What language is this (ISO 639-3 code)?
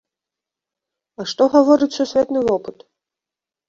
bel